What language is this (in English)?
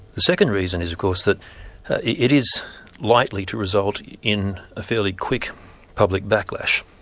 English